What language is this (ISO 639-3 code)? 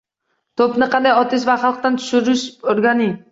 uzb